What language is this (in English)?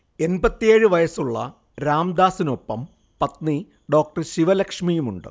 Malayalam